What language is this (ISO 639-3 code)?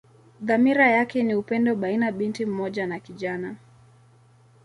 swa